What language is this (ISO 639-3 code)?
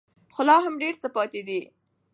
pus